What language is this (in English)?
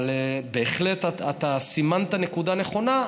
Hebrew